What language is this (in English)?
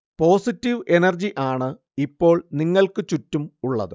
Malayalam